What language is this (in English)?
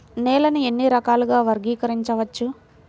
Telugu